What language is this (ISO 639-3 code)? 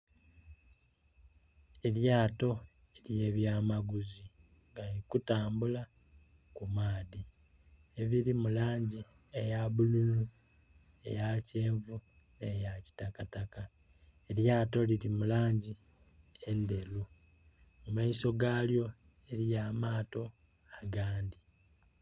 xog